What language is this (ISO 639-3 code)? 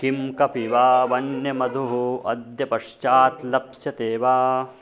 san